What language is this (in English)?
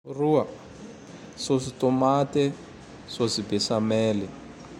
Tandroy-Mahafaly Malagasy